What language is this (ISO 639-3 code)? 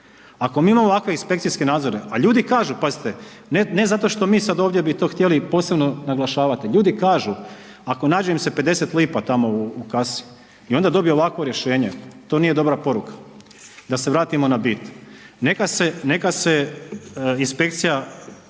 hrv